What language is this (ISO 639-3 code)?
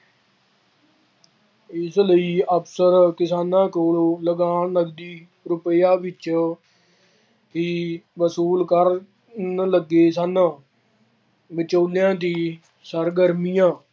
pan